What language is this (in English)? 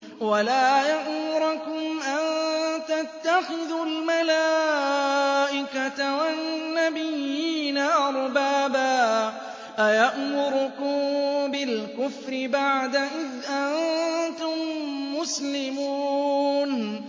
Arabic